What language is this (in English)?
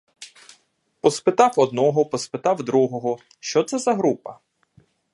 Ukrainian